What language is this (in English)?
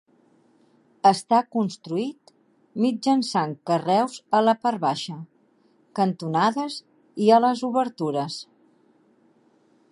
Catalan